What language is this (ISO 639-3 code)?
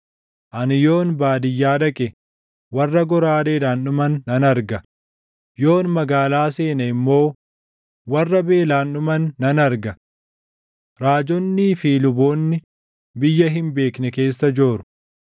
orm